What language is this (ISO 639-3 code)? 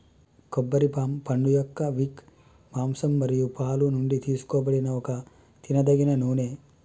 tel